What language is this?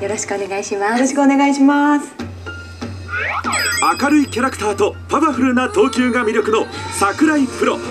Japanese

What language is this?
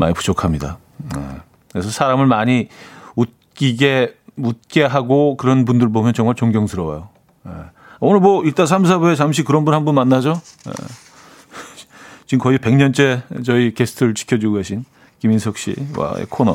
Korean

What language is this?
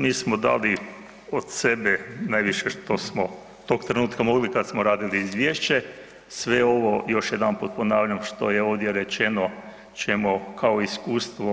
Croatian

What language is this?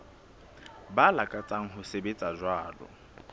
Southern Sotho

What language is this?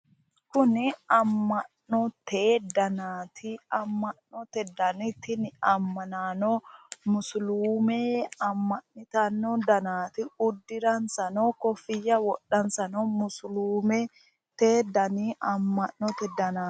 Sidamo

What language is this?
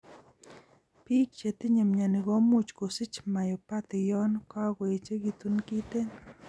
Kalenjin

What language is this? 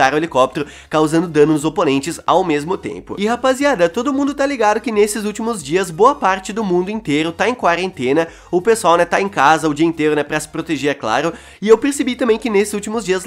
Portuguese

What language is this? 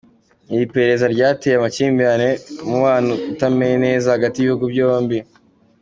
Kinyarwanda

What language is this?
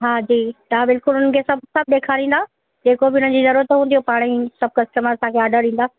Sindhi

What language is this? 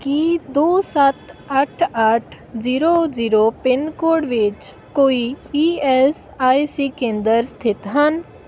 Punjabi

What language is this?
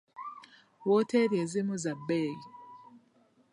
Ganda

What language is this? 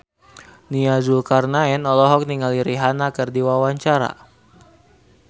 Sundanese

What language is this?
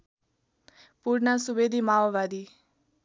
Nepali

